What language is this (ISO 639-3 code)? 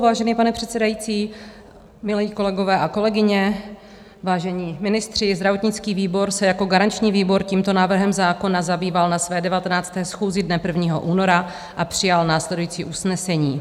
ces